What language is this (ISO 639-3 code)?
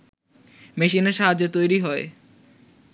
ben